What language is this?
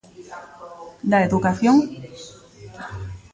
Galician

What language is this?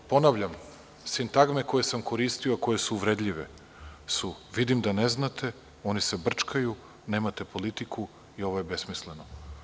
Serbian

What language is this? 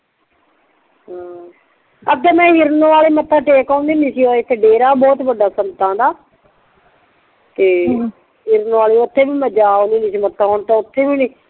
Punjabi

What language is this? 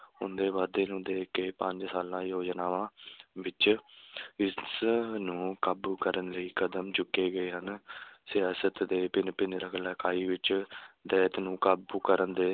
Punjabi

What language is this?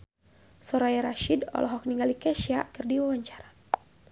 Sundanese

